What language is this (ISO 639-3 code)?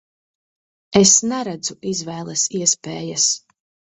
lav